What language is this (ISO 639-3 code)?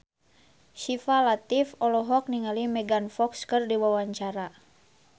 sun